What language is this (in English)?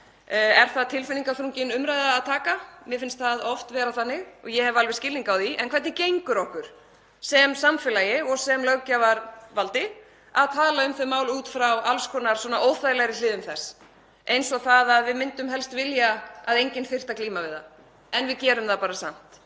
Icelandic